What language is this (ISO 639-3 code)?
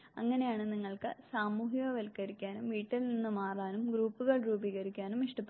mal